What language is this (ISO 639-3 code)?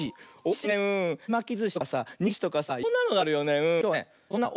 jpn